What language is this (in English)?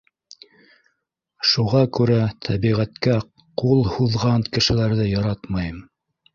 Bashkir